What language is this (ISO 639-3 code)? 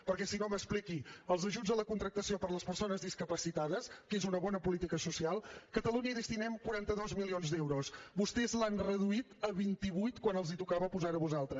cat